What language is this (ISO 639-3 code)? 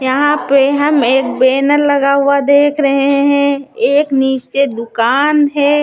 hin